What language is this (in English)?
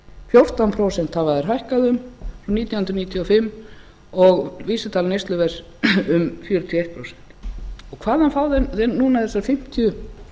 Icelandic